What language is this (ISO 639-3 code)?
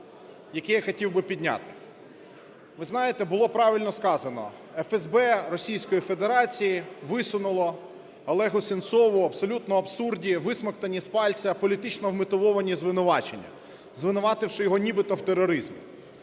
ukr